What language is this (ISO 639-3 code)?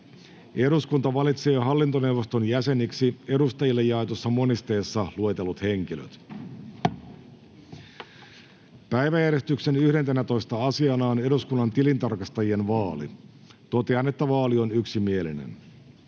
fin